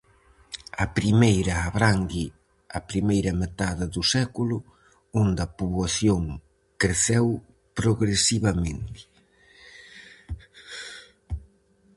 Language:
Galician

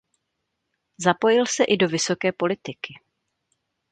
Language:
Czech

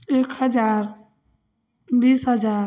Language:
Maithili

